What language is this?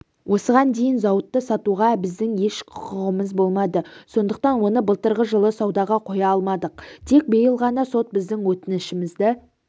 Kazakh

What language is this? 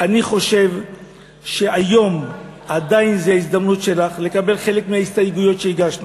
Hebrew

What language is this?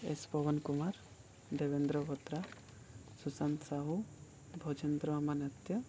Odia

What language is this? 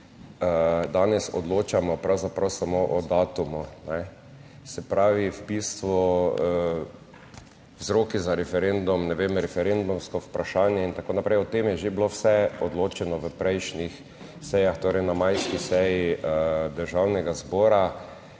Slovenian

